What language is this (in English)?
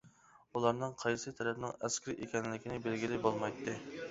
Uyghur